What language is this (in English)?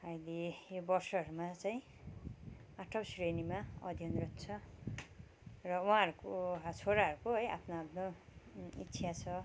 Nepali